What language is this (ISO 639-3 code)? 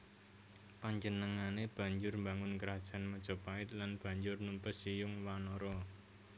jav